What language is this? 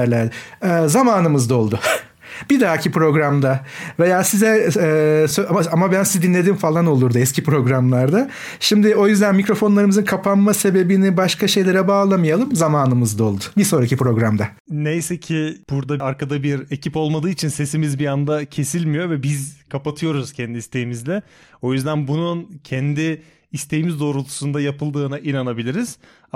Turkish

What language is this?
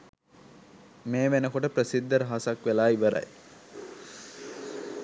Sinhala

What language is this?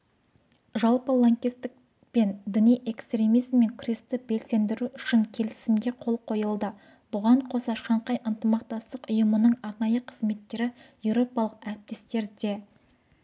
Kazakh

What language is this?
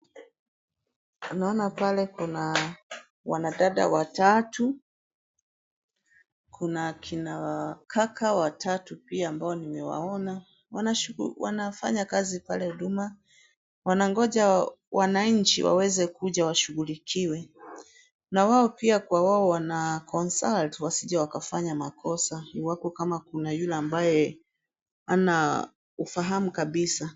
Swahili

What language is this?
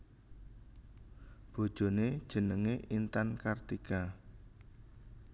Javanese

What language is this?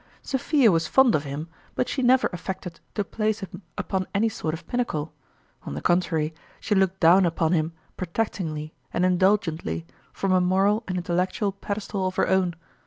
English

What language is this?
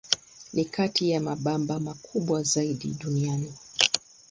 Swahili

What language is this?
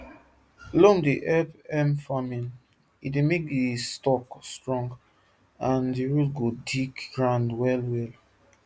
Nigerian Pidgin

